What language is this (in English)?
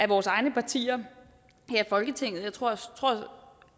Danish